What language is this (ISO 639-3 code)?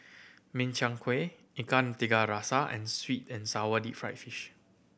eng